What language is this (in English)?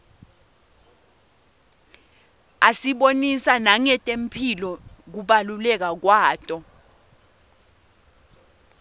Swati